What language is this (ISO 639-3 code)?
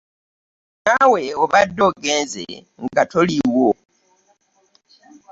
lug